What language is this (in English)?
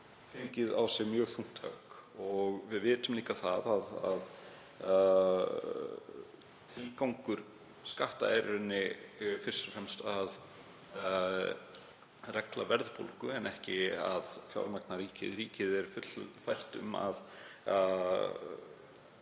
Icelandic